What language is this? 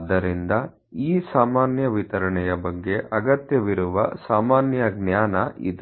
Kannada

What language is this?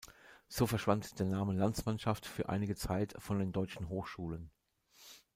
German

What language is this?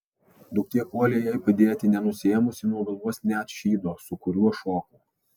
Lithuanian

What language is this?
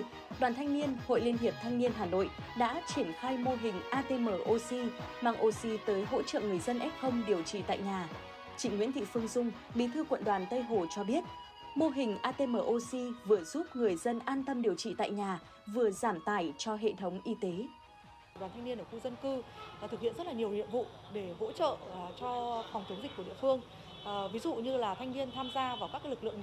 Vietnamese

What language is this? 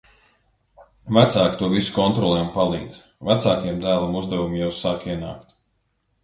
Latvian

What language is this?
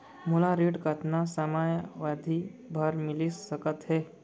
Chhattisgarhi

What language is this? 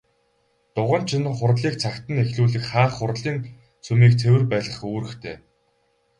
Mongolian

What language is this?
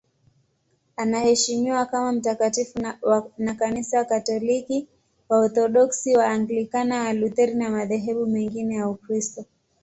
Swahili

